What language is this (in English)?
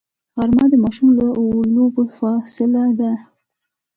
Pashto